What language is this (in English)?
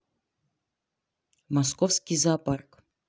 Russian